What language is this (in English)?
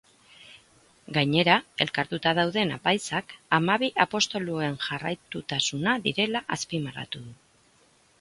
Basque